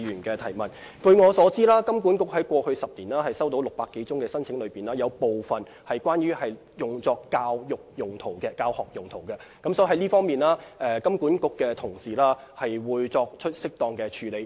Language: Cantonese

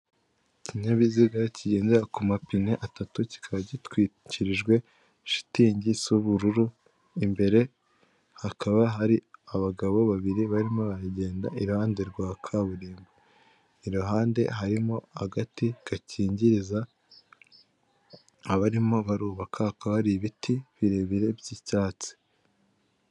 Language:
Kinyarwanda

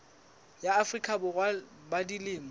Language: Southern Sotho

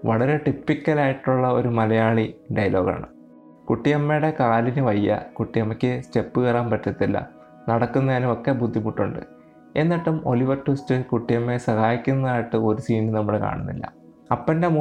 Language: Malayalam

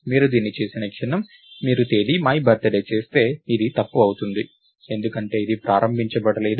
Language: Telugu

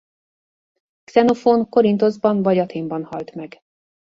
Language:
Hungarian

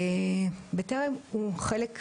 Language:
Hebrew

